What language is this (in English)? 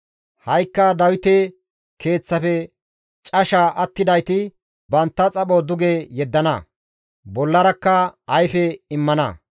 Gamo